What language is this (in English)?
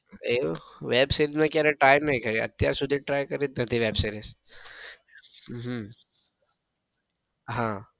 Gujarati